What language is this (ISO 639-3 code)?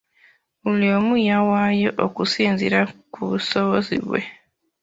lug